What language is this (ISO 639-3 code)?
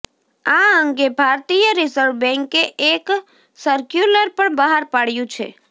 guj